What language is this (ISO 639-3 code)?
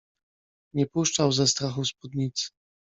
pol